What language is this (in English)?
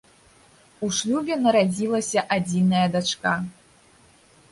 Belarusian